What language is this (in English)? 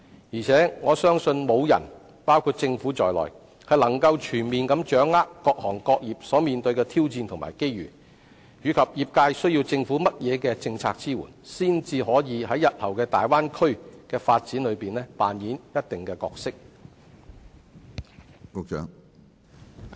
Cantonese